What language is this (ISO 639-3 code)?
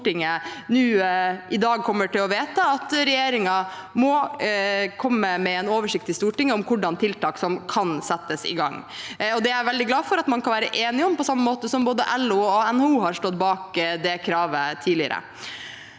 nor